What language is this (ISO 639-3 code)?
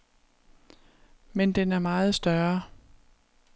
dan